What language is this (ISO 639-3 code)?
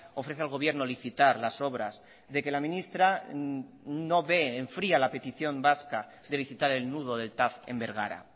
spa